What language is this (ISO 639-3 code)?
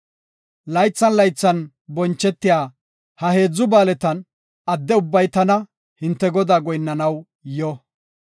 gof